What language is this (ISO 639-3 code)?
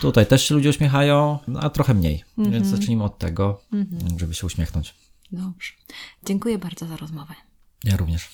pol